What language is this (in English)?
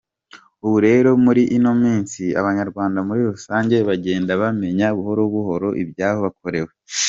Kinyarwanda